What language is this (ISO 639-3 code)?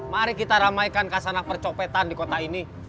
ind